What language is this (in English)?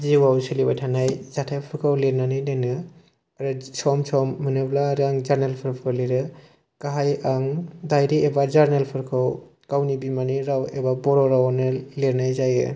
Bodo